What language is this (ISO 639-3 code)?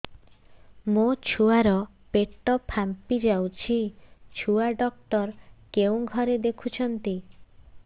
ori